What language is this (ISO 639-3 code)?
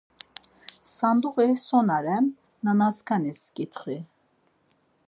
lzz